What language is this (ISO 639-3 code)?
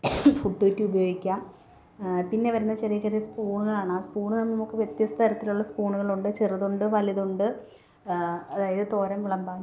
mal